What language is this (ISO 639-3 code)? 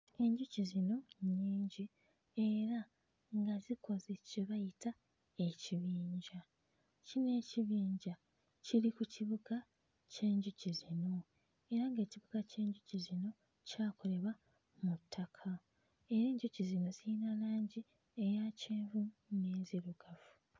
lug